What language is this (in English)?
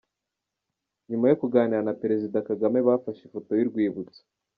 Kinyarwanda